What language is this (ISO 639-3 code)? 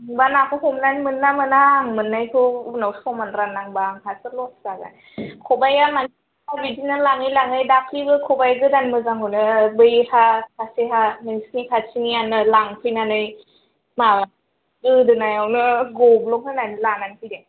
brx